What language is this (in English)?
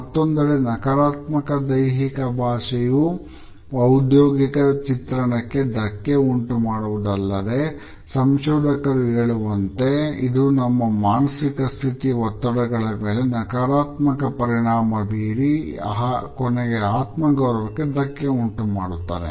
Kannada